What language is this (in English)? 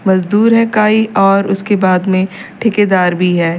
Hindi